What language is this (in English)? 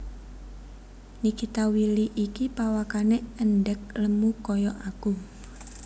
Javanese